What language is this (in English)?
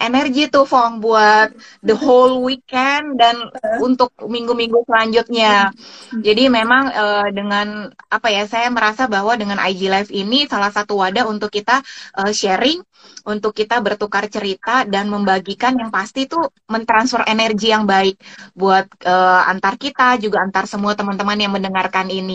Indonesian